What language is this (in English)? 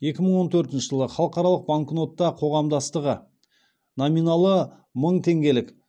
Kazakh